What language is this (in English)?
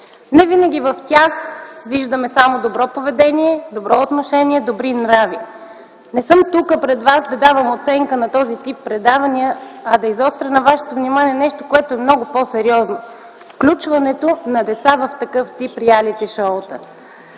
Bulgarian